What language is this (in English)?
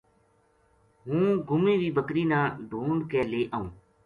Gujari